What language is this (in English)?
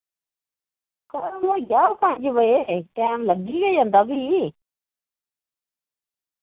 Dogri